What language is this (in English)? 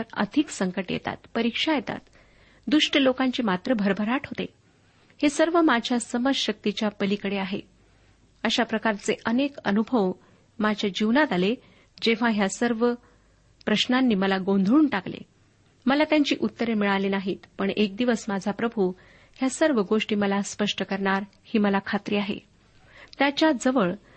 Marathi